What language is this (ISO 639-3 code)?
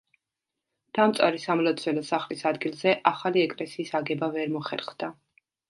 kat